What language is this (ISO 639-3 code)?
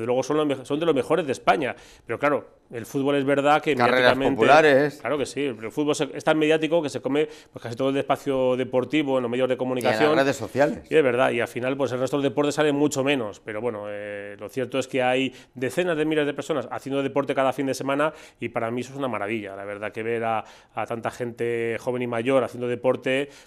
spa